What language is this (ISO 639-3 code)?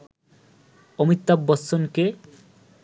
ben